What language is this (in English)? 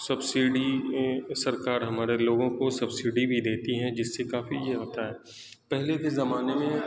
Urdu